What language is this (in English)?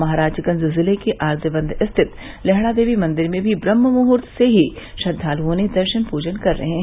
Hindi